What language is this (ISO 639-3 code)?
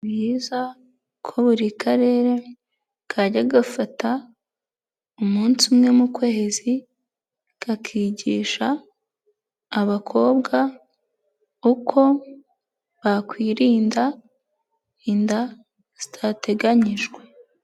kin